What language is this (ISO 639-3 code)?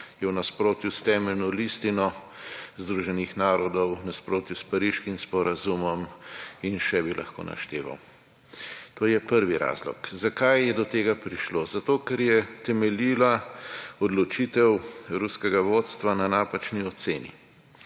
slv